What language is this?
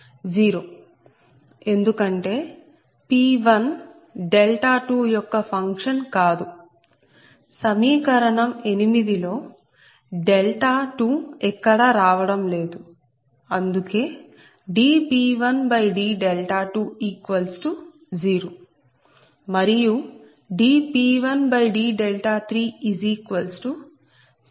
Telugu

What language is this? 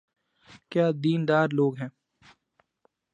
Urdu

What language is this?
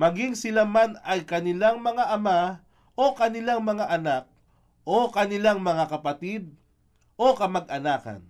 Filipino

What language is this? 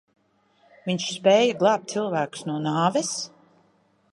Latvian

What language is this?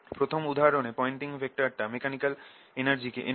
Bangla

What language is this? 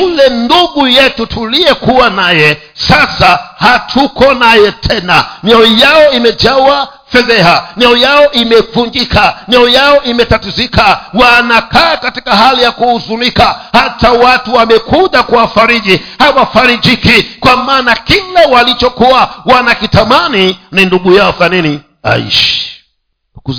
Swahili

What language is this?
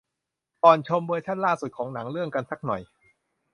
Thai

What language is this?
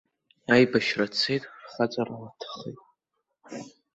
Abkhazian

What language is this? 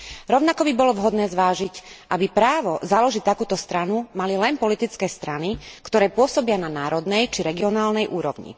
Slovak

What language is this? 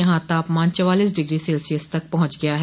Hindi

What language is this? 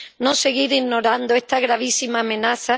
Spanish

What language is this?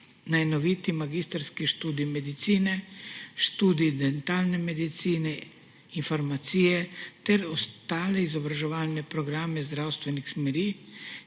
Slovenian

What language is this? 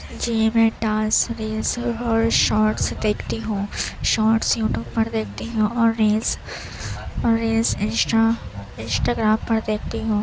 Urdu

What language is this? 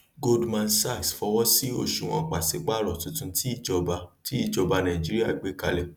Yoruba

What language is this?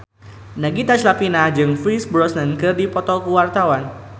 Sundanese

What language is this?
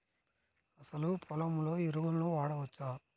Telugu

